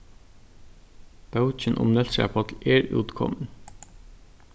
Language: Faroese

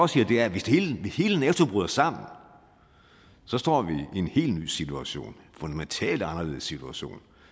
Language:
Danish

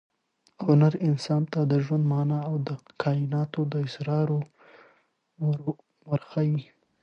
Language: Pashto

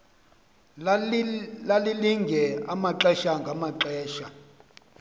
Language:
Xhosa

